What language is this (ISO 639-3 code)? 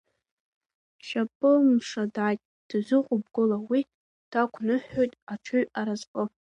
abk